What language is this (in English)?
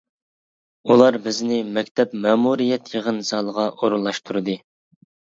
Uyghur